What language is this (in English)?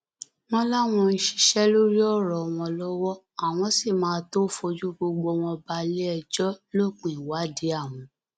Yoruba